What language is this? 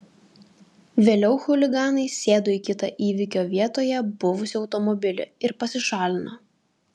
Lithuanian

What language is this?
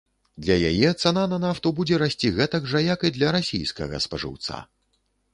Belarusian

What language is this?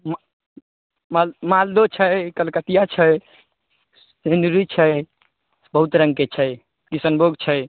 Maithili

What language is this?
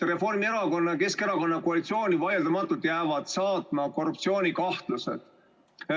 Estonian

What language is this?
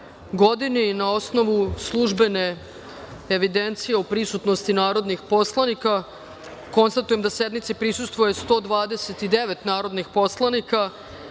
Serbian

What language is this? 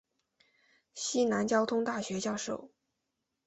Chinese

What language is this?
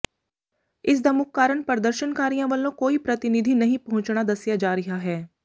Punjabi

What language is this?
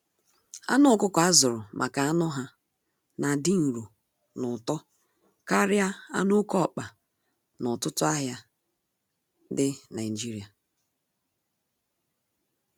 Igbo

